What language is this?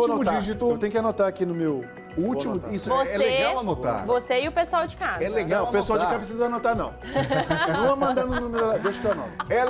Portuguese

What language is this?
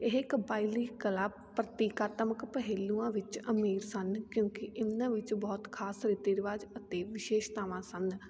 Punjabi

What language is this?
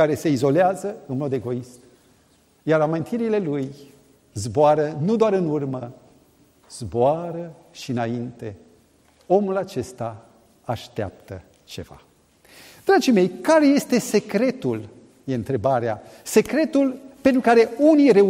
Romanian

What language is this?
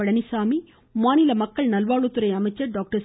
Tamil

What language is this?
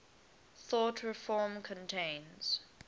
English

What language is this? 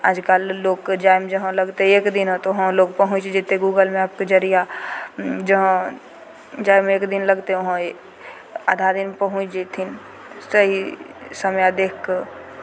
Maithili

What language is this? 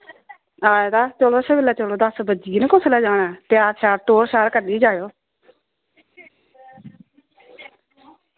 Dogri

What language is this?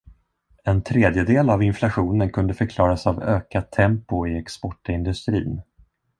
Swedish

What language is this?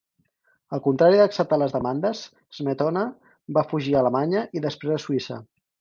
Catalan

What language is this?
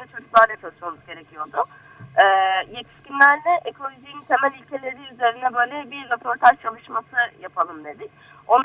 Turkish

